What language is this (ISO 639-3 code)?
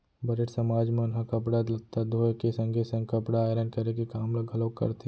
hne